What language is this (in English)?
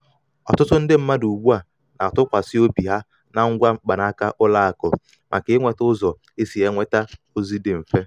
Igbo